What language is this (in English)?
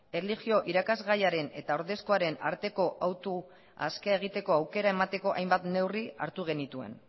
Basque